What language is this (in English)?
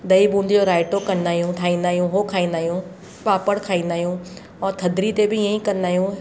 Sindhi